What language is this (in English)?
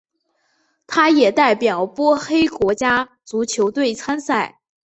Chinese